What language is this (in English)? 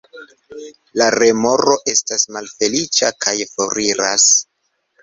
Esperanto